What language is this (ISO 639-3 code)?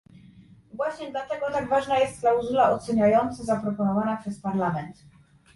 pol